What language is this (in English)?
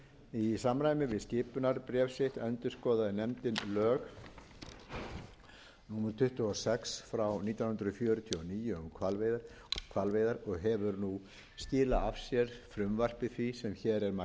Icelandic